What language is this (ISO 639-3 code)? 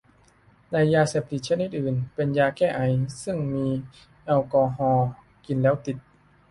tha